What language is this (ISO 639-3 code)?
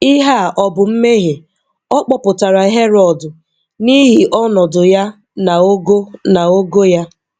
ibo